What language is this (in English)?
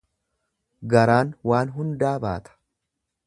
Oromo